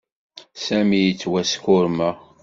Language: Kabyle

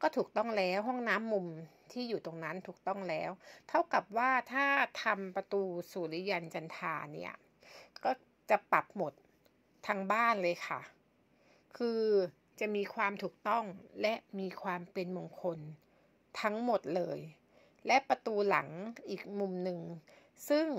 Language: Thai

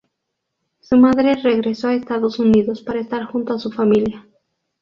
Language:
Spanish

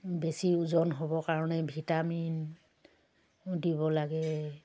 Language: Assamese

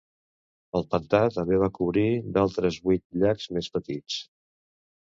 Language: Catalan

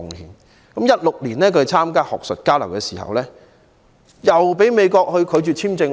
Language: Cantonese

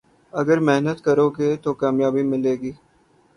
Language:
Urdu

